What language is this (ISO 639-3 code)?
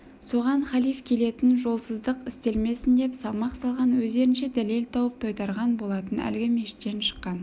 kaz